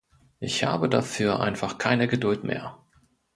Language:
German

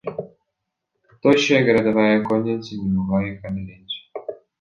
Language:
Russian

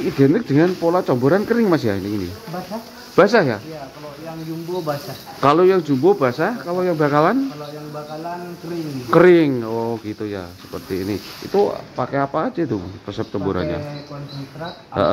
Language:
Indonesian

